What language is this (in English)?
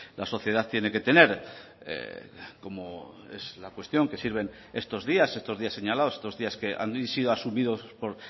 Spanish